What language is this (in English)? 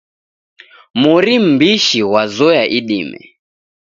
Taita